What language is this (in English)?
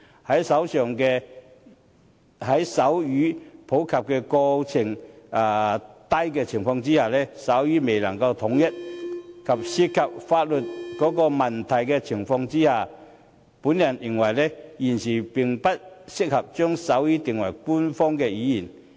Cantonese